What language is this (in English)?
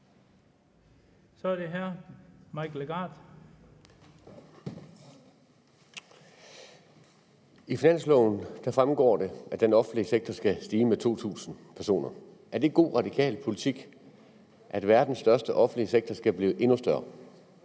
Danish